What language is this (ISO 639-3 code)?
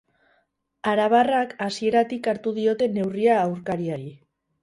eus